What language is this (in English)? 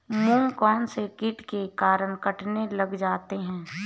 Hindi